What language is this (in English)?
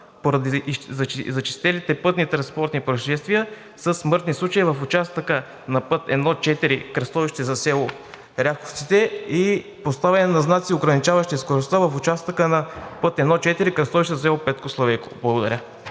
Bulgarian